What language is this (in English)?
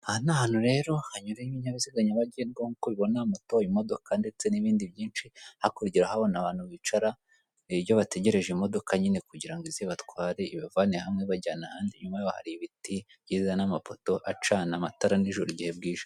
Kinyarwanda